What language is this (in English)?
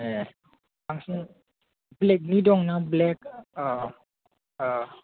Bodo